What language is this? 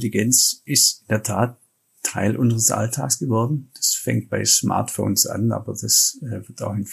German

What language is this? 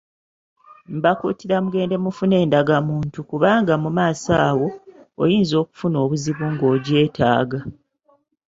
Ganda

